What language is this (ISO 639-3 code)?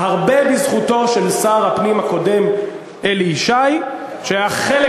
heb